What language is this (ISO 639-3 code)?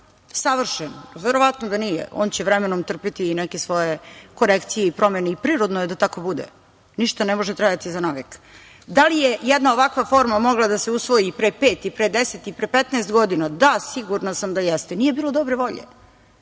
srp